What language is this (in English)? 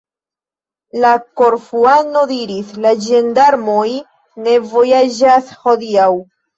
Esperanto